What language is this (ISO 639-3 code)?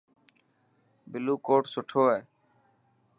mki